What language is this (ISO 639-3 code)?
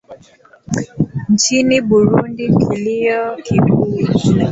swa